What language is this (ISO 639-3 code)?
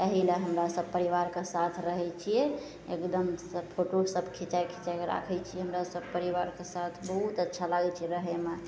mai